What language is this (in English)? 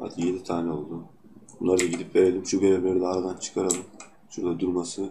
Turkish